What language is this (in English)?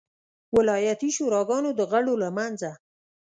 Pashto